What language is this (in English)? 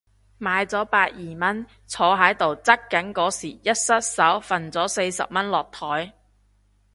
Cantonese